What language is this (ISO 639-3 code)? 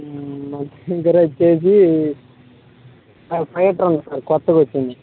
tel